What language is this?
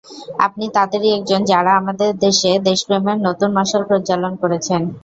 Bangla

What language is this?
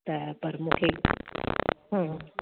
Sindhi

